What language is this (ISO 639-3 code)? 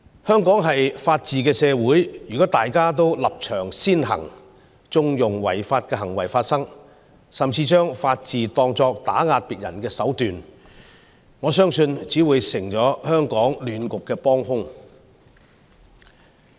yue